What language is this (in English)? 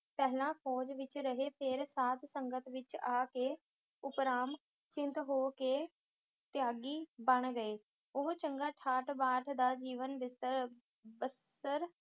Punjabi